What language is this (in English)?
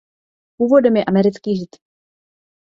Czech